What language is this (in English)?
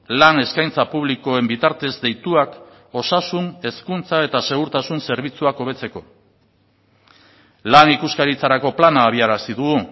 Basque